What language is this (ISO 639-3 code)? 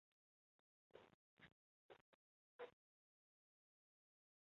zho